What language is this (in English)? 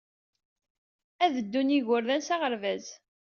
Kabyle